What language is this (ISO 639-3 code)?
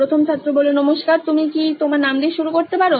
ben